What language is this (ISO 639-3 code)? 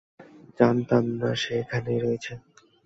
ben